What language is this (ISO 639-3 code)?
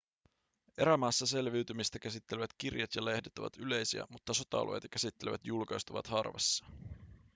fin